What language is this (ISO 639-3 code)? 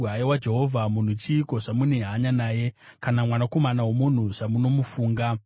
sna